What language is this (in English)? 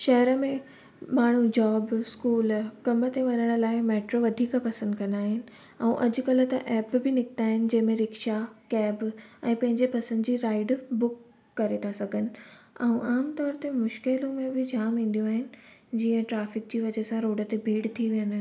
Sindhi